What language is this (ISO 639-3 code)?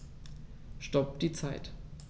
deu